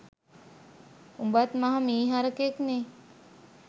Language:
Sinhala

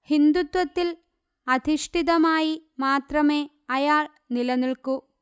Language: Malayalam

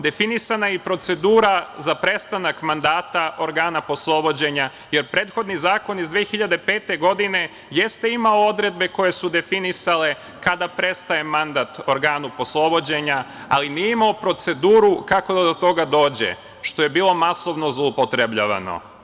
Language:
Serbian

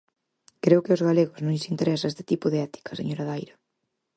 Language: Galician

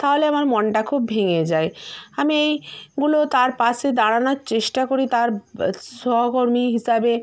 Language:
Bangla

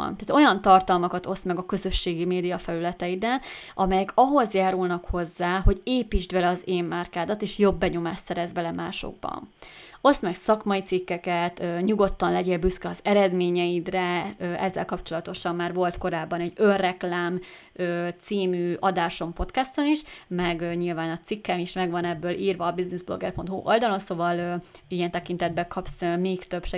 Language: Hungarian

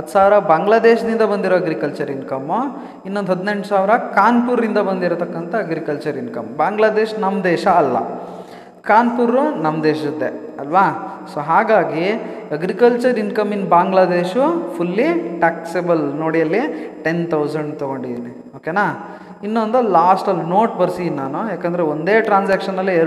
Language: Kannada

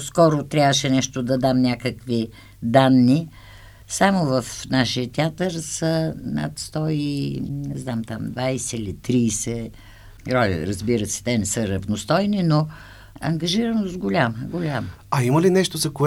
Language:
Bulgarian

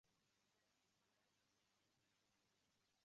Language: Uzbek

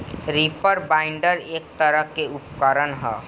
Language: Bhojpuri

